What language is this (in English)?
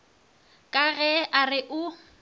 Northern Sotho